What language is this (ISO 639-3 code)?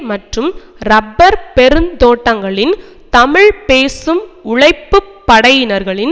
tam